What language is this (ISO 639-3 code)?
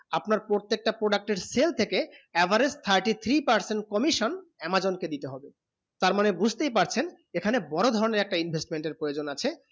ben